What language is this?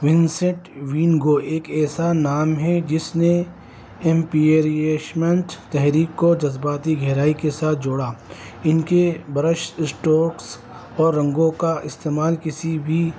Urdu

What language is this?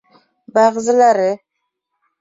Bashkir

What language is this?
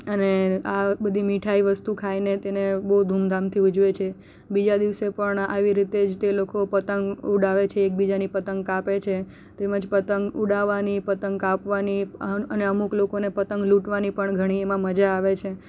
Gujarati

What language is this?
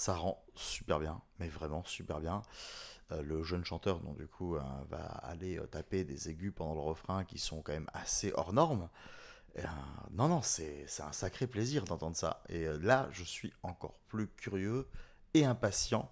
French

